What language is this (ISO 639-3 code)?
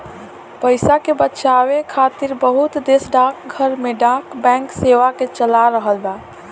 bho